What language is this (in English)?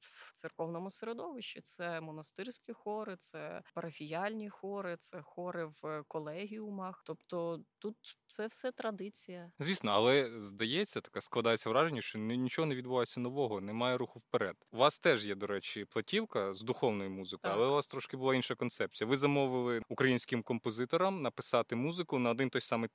Ukrainian